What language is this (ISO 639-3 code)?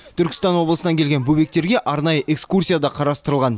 kaz